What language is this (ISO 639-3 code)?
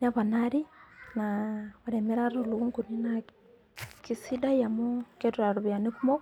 mas